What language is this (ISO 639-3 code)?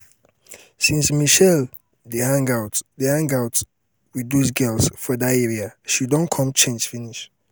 pcm